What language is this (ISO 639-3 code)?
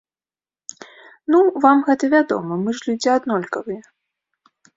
bel